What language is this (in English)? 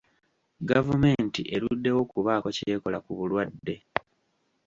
Ganda